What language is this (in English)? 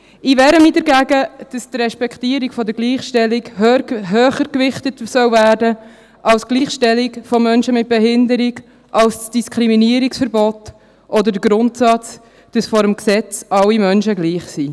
Swiss German